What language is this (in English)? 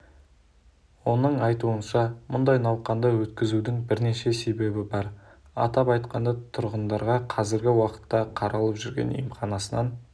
Kazakh